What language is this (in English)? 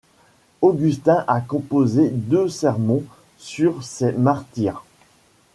French